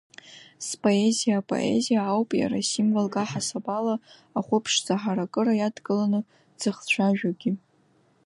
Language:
Abkhazian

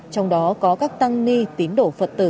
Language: Vietnamese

